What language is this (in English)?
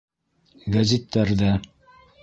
Bashkir